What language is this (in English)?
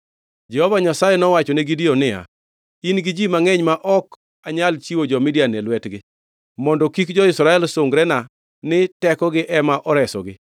Luo (Kenya and Tanzania)